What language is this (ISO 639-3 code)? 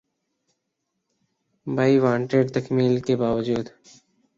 urd